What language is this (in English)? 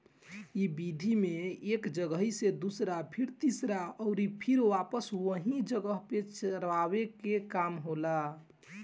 Bhojpuri